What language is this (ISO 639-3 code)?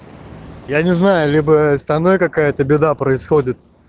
rus